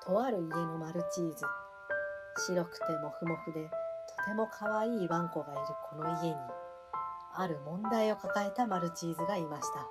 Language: Japanese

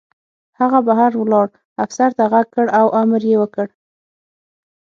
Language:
Pashto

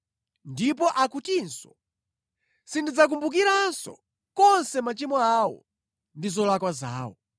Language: Nyanja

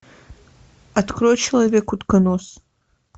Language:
Russian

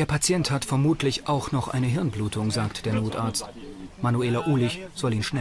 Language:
German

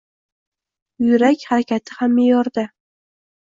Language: Uzbek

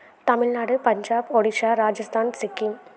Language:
Tamil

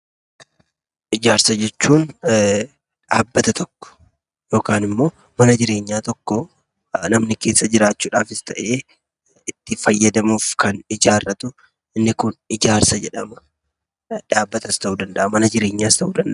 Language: Oromo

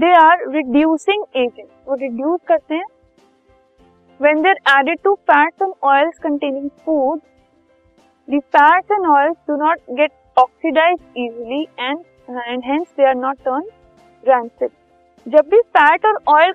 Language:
Hindi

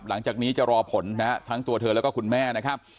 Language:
Thai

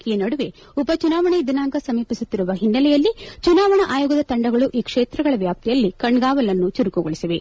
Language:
Kannada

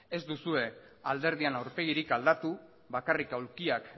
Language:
Basque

